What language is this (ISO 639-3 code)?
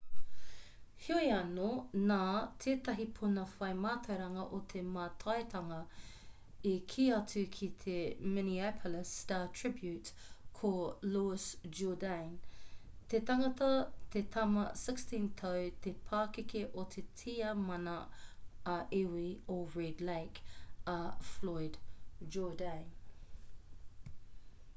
mri